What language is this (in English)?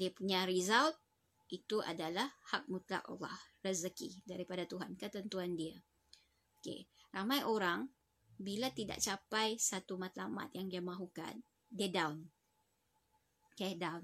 Malay